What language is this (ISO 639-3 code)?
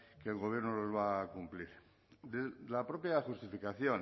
spa